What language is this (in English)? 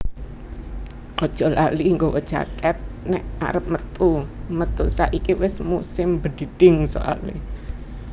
Javanese